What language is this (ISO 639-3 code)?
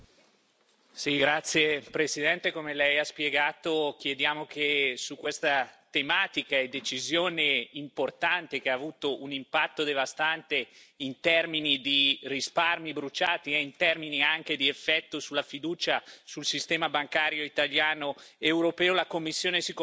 ita